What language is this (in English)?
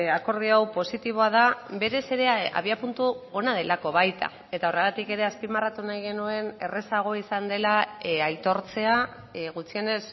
Basque